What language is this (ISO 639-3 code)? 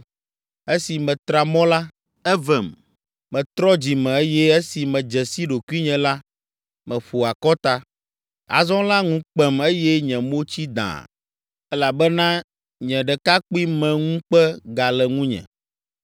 ewe